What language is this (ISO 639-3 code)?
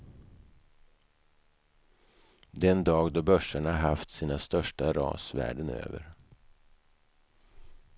swe